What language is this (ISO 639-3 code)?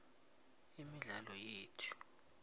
nbl